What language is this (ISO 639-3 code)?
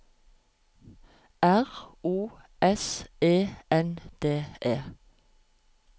nor